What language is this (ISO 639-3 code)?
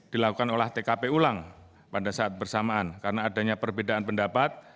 ind